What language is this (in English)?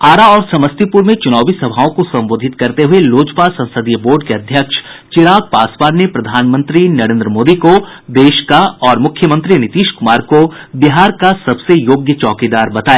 Hindi